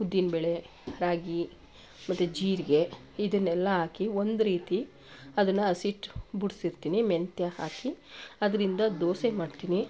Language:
Kannada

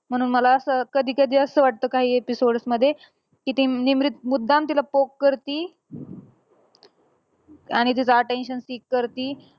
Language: Marathi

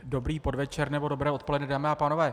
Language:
Czech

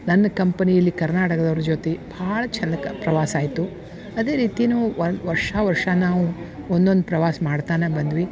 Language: Kannada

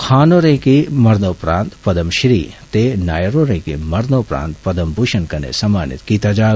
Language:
Dogri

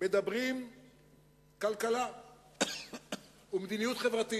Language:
Hebrew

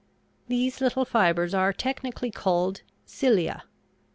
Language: English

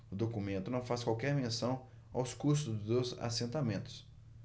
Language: Portuguese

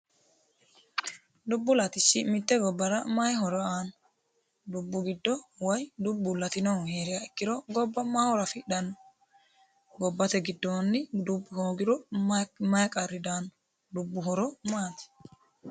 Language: Sidamo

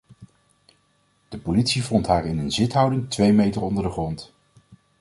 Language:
Dutch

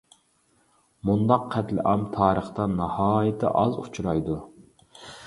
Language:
Uyghur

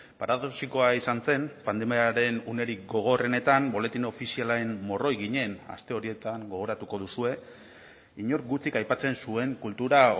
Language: Basque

